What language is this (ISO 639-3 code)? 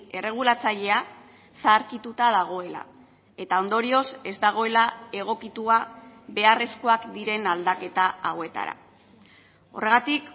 eus